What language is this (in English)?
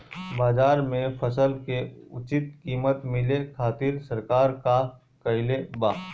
Bhojpuri